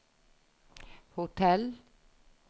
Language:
Norwegian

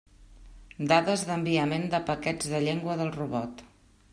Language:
Catalan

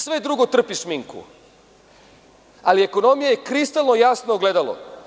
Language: Serbian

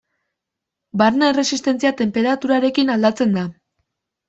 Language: Basque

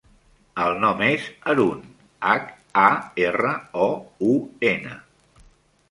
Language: Catalan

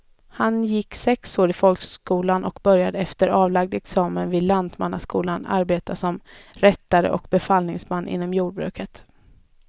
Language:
Swedish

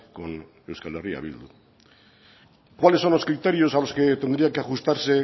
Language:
Spanish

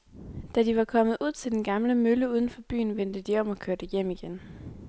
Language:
Danish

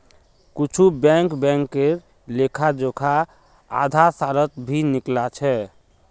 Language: Magahi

